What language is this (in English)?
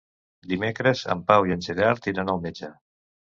Catalan